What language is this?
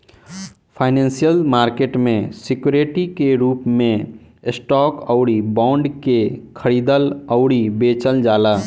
Bhojpuri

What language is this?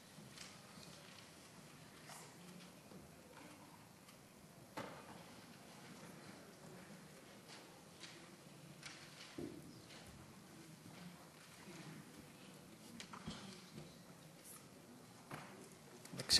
Hebrew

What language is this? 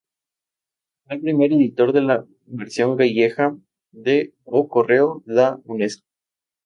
Spanish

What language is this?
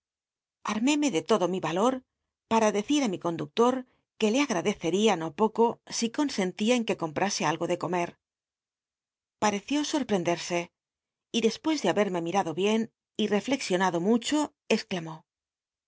Spanish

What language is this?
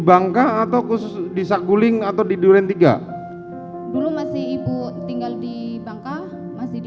Indonesian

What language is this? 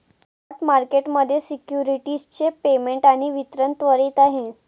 Marathi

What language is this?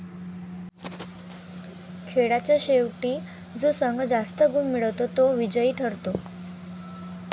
Marathi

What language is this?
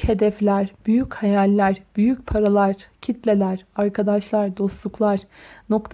Turkish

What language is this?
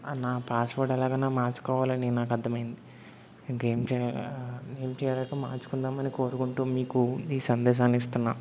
Telugu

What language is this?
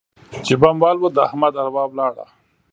Pashto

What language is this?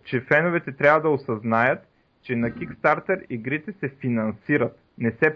Bulgarian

